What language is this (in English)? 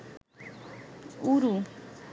Bangla